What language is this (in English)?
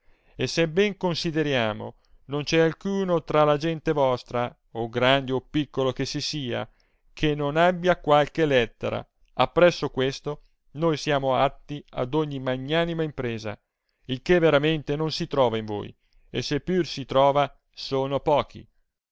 Italian